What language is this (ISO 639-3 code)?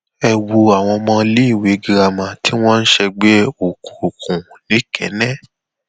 yor